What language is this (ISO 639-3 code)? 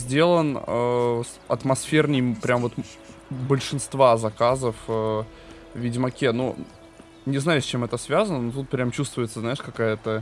rus